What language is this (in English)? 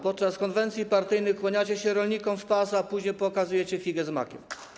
Polish